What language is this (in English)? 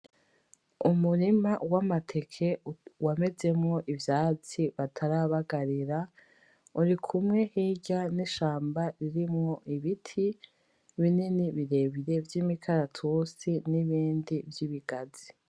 Rundi